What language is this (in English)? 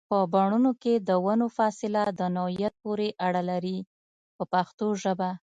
Pashto